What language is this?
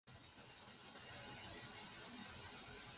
Chinese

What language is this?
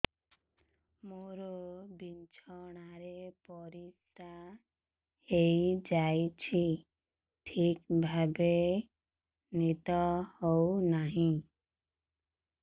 Odia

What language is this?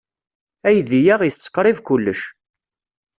Kabyle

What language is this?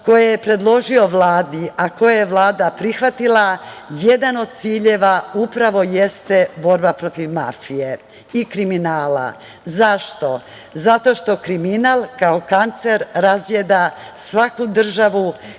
Serbian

